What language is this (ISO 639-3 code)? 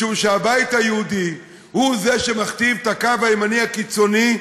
heb